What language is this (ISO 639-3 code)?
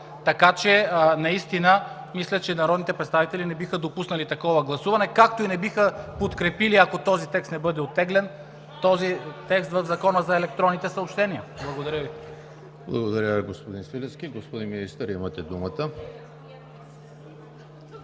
bul